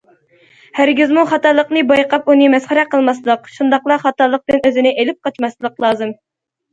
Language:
Uyghur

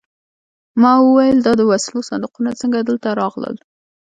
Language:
Pashto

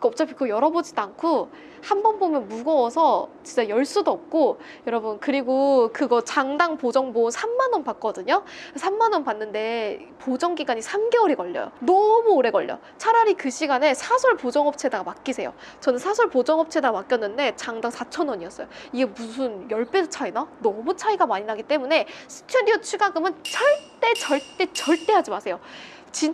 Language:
Korean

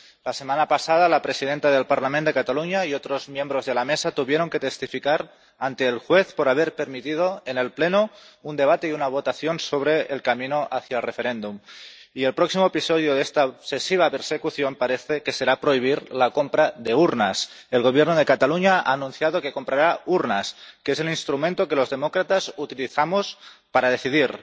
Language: Spanish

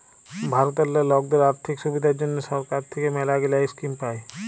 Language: Bangla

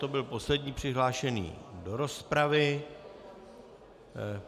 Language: Czech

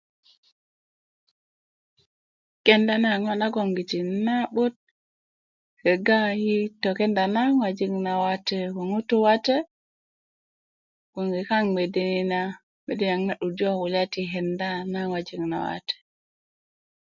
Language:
Kuku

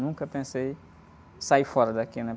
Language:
Portuguese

